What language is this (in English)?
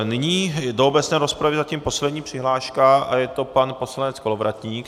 Czech